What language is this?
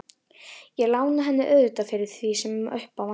Icelandic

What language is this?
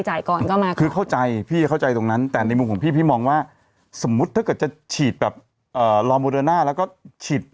Thai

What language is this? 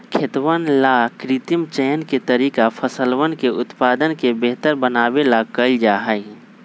Magahi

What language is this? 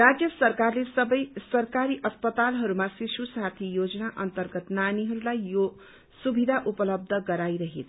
Nepali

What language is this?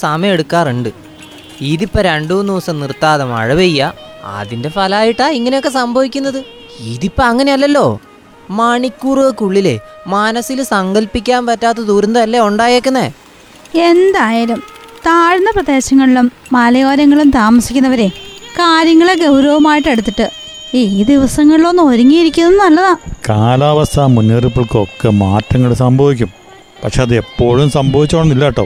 Malayalam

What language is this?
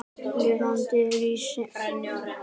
Icelandic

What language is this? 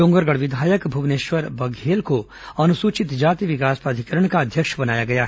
Hindi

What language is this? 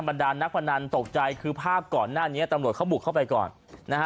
Thai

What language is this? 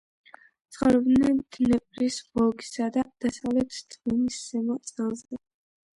Georgian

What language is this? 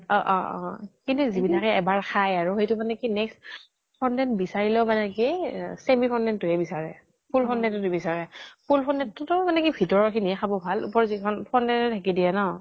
Assamese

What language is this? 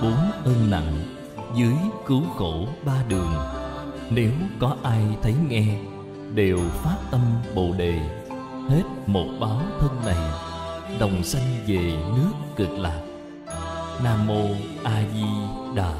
Vietnamese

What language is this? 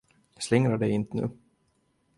Swedish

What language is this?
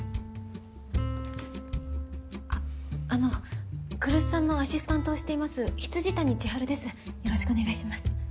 Japanese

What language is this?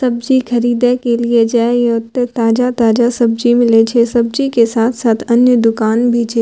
Maithili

